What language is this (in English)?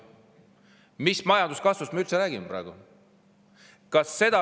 Estonian